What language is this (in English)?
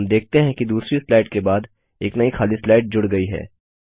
Hindi